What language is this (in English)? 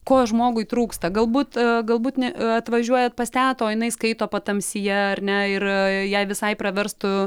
Lithuanian